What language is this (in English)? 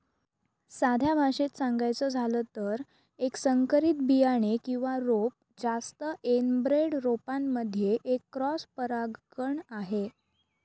Marathi